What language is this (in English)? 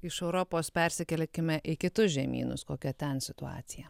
Lithuanian